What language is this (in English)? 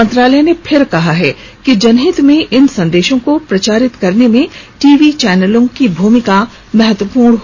Hindi